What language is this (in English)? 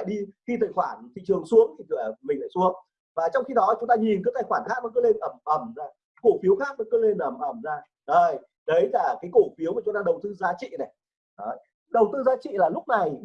Vietnamese